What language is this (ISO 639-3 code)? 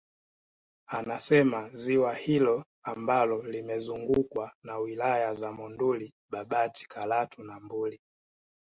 swa